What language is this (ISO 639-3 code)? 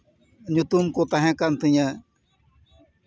sat